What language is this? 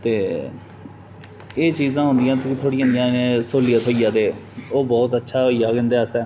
Dogri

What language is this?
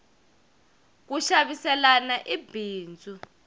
Tsonga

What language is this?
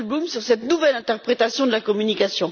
French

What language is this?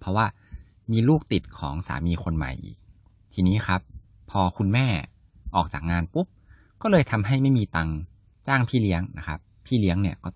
Thai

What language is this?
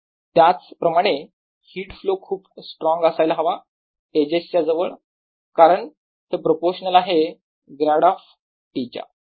Marathi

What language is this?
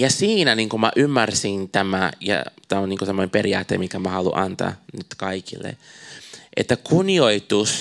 Finnish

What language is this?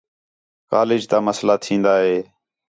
Khetrani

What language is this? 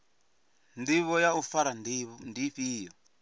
Venda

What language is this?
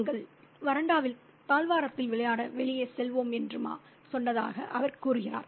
Tamil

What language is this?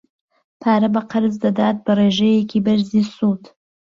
Central Kurdish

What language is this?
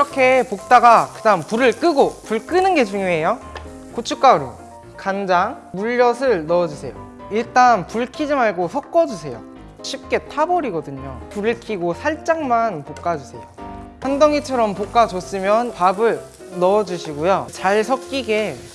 Korean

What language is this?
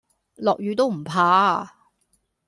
Cantonese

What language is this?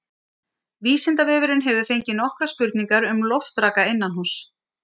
Icelandic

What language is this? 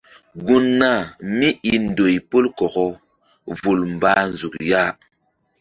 Mbum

